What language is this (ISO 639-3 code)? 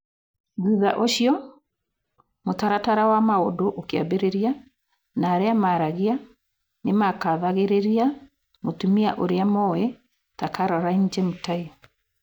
kik